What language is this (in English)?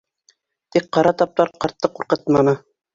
Bashkir